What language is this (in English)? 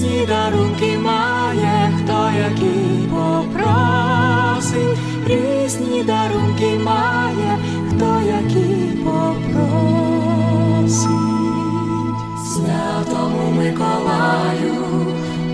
Ukrainian